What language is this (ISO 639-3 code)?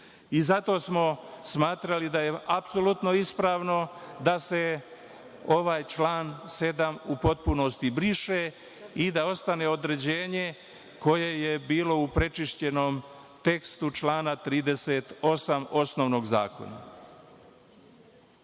srp